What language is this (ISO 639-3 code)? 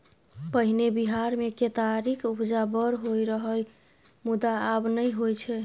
mai